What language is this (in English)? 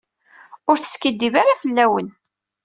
Kabyle